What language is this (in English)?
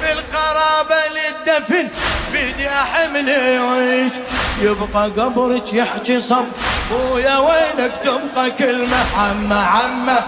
Arabic